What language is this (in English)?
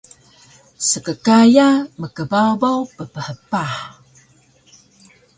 Taroko